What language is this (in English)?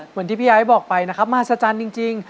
Thai